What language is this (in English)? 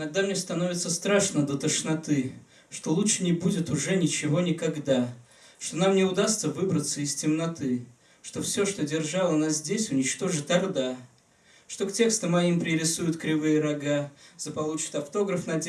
Russian